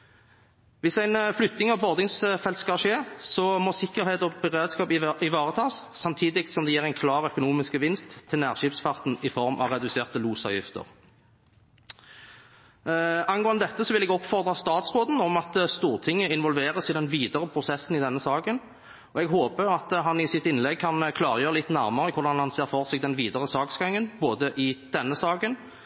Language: Norwegian Bokmål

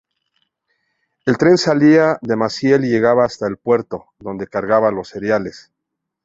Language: Spanish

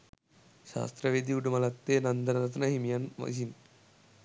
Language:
Sinhala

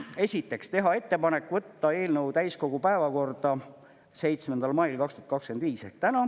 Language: Estonian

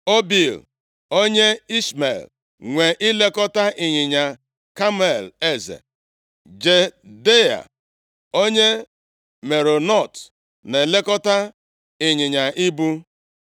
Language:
Igbo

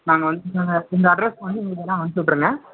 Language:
Tamil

